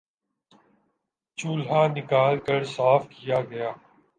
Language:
Urdu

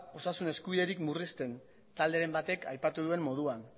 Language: Basque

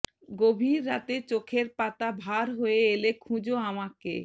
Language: Bangla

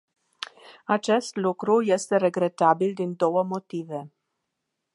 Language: Romanian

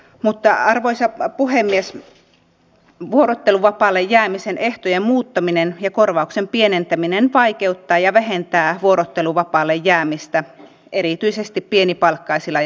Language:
Finnish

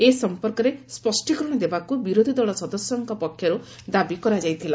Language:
Odia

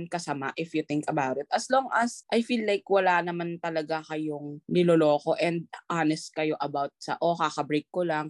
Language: Filipino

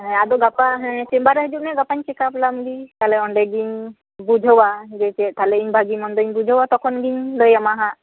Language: Santali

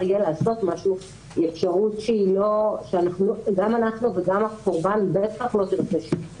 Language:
Hebrew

